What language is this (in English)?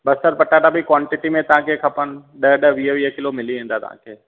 Sindhi